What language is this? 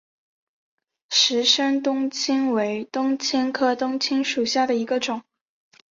Chinese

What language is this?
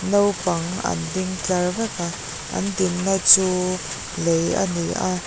Mizo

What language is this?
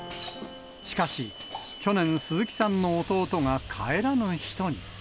Japanese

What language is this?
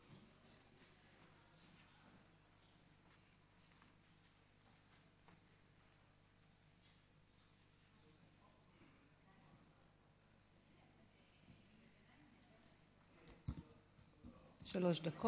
Hebrew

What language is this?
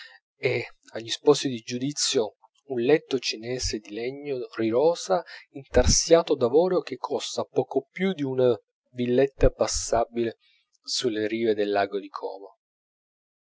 Italian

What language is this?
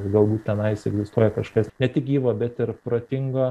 Lithuanian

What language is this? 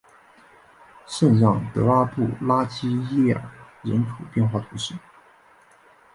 Chinese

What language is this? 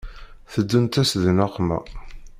Kabyle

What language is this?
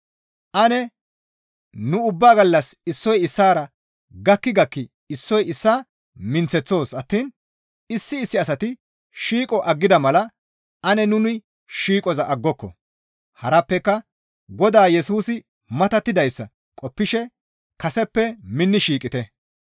Gamo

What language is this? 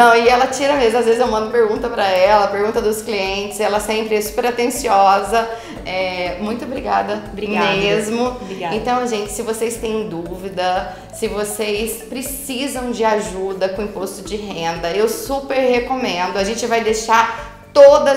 Portuguese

